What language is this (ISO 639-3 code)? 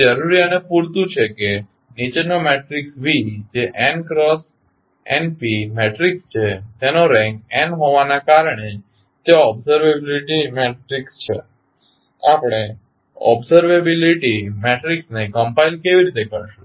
guj